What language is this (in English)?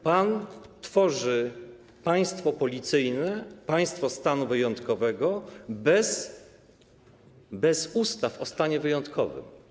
Polish